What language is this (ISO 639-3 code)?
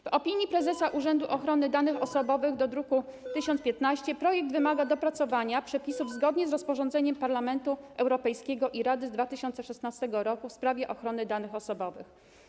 pol